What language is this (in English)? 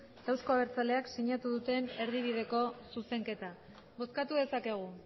Basque